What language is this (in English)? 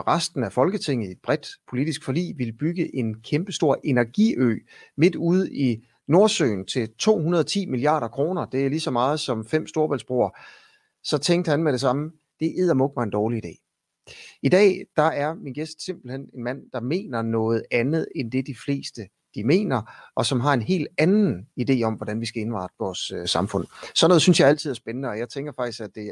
Danish